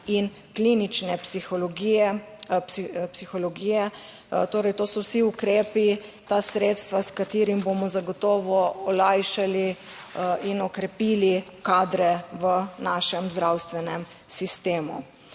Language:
Slovenian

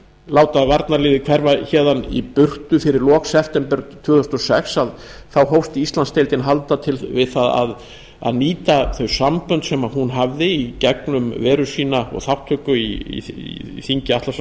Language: Icelandic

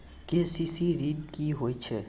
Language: Maithili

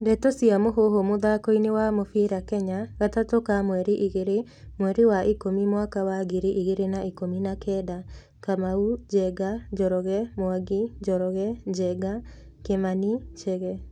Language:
Kikuyu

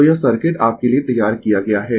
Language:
Hindi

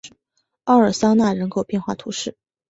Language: Chinese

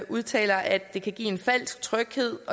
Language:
Danish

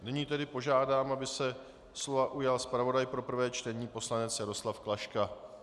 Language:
Czech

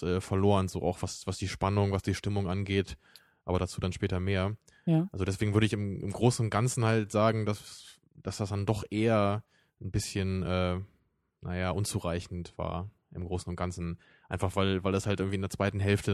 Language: German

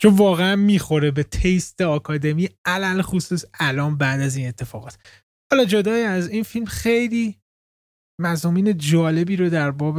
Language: Persian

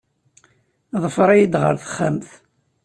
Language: Kabyle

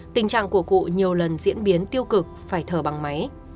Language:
Vietnamese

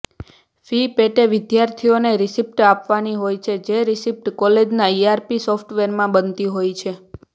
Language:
Gujarati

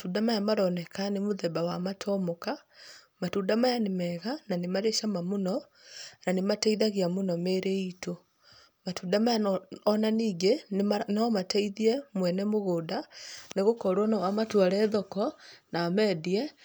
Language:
Kikuyu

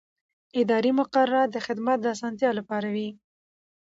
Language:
Pashto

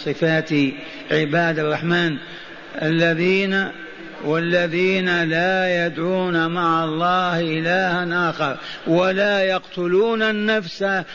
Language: Arabic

